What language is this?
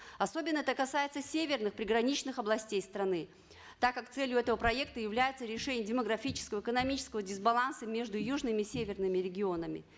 Kazakh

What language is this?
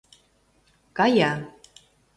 Mari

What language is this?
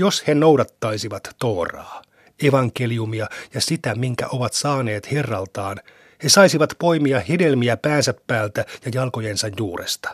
Finnish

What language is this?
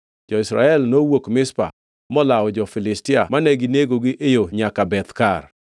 Luo (Kenya and Tanzania)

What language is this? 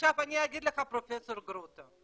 Hebrew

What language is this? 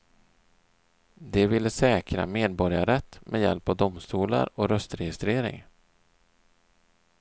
Swedish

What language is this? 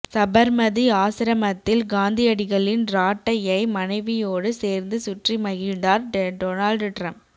Tamil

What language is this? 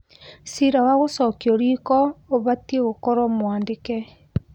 Kikuyu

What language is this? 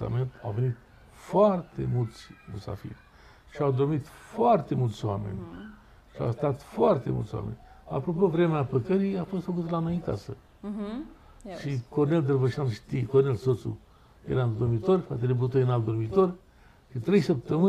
Romanian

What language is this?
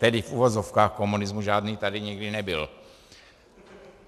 Czech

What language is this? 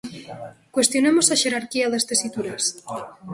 Galician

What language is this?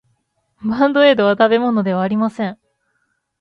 Japanese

